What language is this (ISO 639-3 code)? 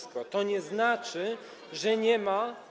pol